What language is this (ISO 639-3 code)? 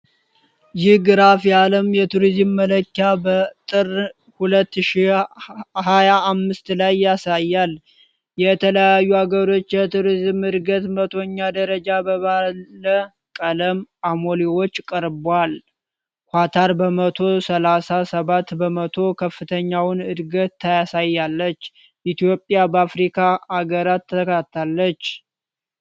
amh